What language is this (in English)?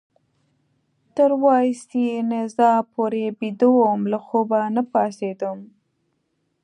Pashto